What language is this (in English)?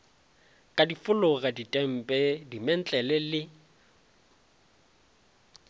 Northern Sotho